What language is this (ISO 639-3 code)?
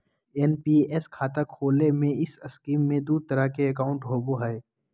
mag